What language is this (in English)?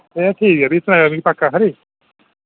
Dogri